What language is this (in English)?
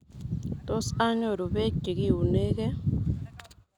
Kalenjin